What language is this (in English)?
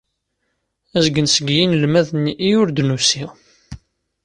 Kabyle